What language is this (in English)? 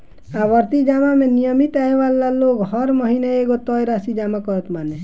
Bhojpuri